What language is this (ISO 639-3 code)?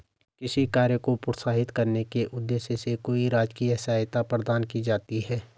hin